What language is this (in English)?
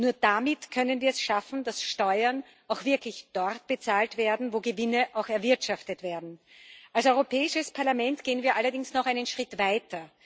German